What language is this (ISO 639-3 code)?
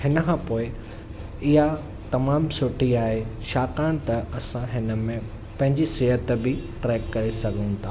snd